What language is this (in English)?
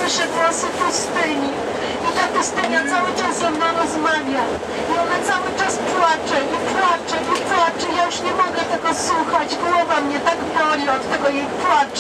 Polish